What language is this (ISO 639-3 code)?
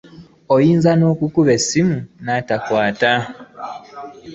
lug